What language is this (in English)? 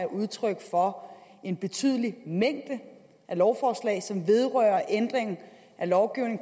Danish